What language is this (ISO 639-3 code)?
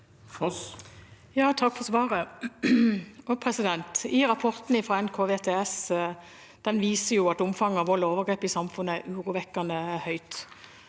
nor